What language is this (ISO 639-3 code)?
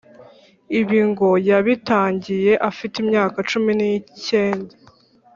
kin